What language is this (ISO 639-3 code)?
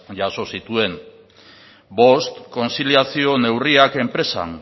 eus